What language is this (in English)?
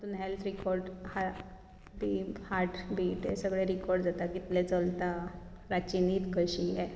Konkani